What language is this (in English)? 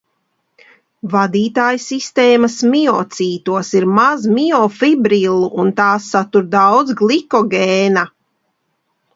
Latvian